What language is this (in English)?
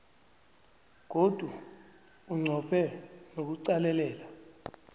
South Ndebele